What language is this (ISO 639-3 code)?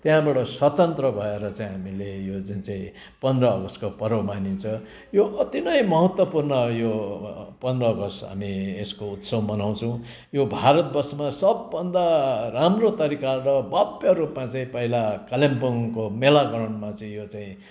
nep